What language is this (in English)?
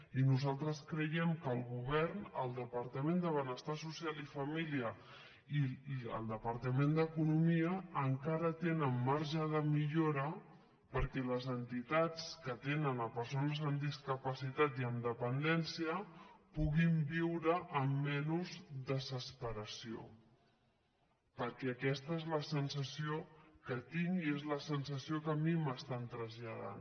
Catalan